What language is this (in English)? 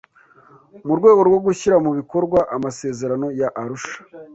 Kinyarwanda